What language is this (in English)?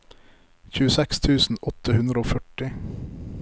Norwegian